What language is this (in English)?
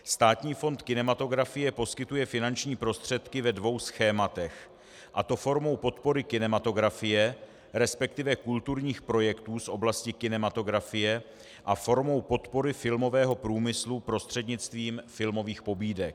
Czech